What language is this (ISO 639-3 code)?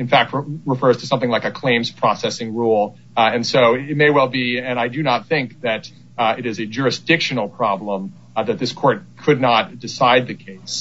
eng